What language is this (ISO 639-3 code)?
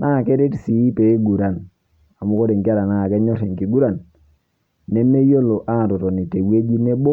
mas